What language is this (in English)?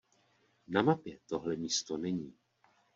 Czech